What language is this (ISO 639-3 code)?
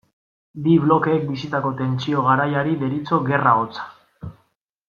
eus